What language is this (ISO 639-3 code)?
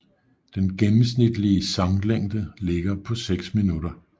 dan